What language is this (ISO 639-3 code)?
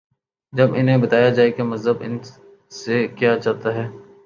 urd